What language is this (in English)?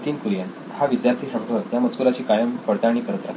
Marathi